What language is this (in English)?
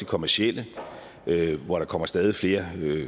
Danish